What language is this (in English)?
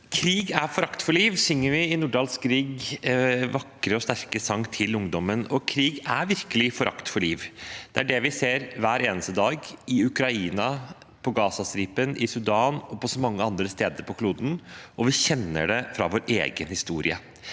Norwegian